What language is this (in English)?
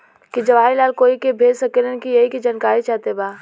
Bhojpuri